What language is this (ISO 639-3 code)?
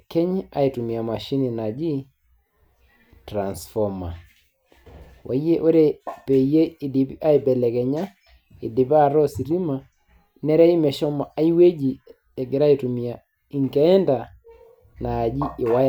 mas